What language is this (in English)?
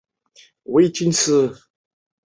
Chinese